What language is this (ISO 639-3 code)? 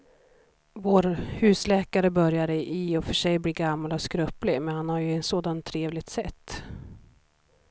swe